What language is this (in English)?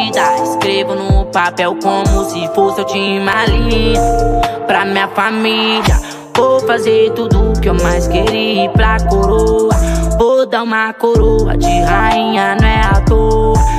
Portuguese